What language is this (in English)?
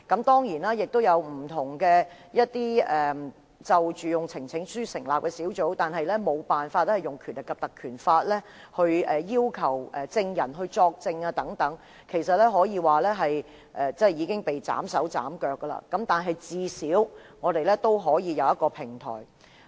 Cantonese